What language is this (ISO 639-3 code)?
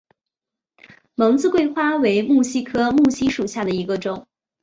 zho